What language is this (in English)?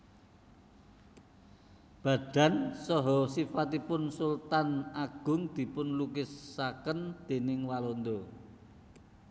Javanese